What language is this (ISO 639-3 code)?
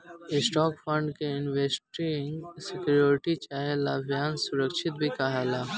bho